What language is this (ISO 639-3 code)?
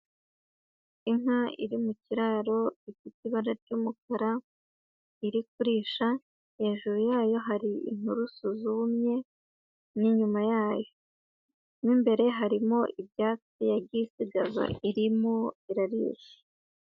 kin